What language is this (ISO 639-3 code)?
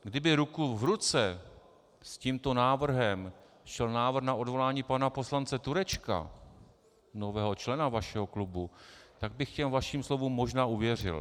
ces